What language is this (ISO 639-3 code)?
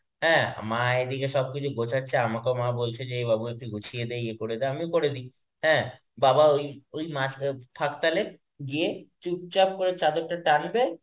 ben